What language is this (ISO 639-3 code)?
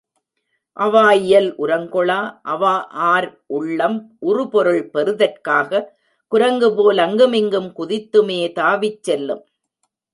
tam